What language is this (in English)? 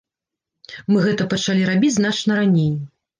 Belarusian